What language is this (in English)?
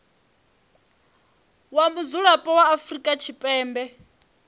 Venda